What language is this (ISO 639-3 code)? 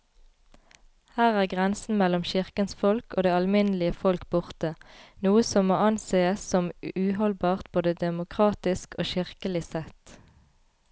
nor